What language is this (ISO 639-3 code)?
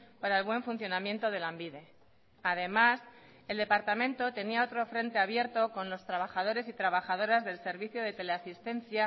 spa